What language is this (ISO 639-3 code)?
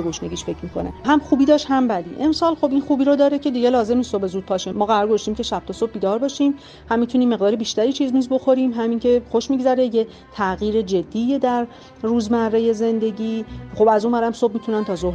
fas